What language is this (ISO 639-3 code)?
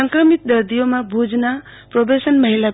guj